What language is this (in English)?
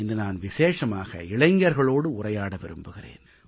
Tamil